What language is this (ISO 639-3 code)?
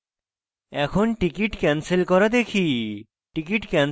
ben